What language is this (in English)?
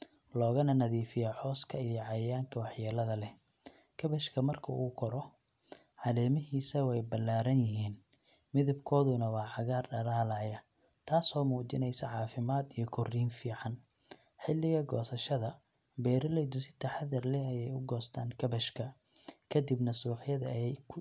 Somali